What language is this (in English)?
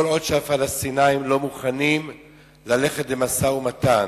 Hebrew